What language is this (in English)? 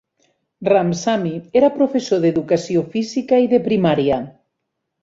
Catalan